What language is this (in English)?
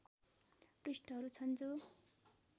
Nepali